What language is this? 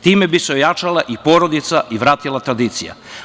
Serbian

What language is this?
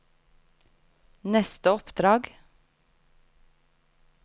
Norwegian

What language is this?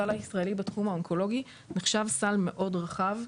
Hebrew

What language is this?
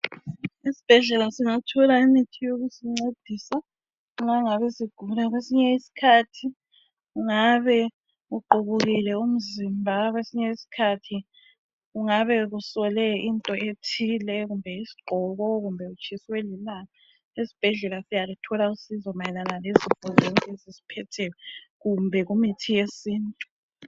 North Ndebele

